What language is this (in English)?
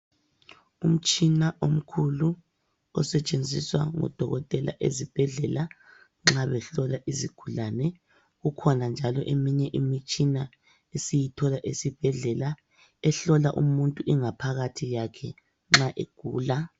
North Ndebele